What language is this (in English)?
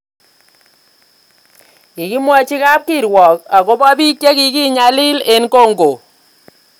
Kalenjin